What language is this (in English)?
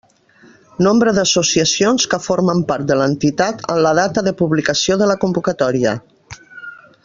Catalan